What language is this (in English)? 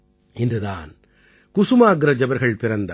Tamil